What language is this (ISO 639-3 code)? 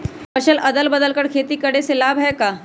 mag